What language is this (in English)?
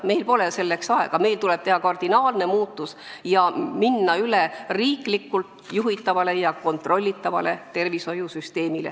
Estonian